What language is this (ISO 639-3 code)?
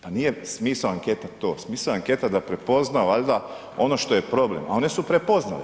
hrv